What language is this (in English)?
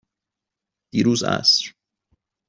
Persian